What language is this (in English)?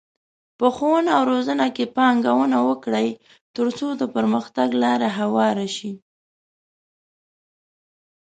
Pashto